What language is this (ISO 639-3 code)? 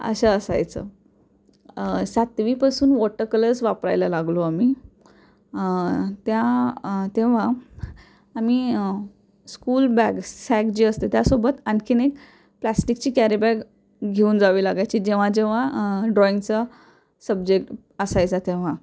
mar